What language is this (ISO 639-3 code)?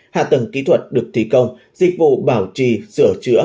vie